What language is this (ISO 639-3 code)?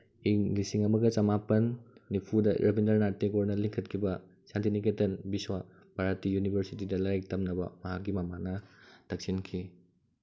mni